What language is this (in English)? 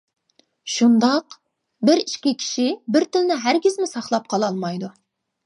Uyghur